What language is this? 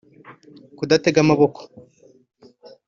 Kinyarwanda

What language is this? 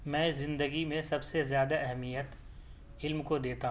Urdu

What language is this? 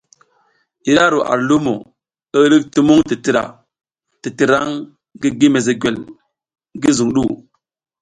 South Giziga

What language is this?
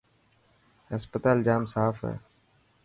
Dhatki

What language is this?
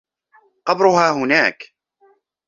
Arabic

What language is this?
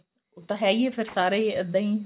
Punjabi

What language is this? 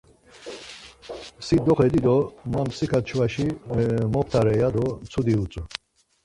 Laz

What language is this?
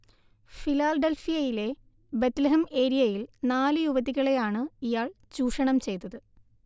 Malayalam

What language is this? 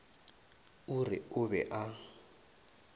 Northern Sotho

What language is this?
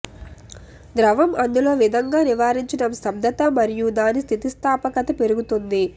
Telugu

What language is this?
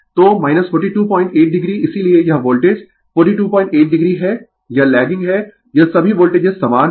Hindi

